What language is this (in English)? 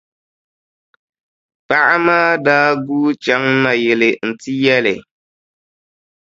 Dagbani